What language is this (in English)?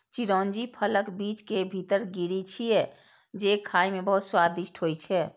Maithili